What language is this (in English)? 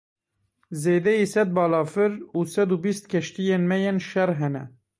Kurdish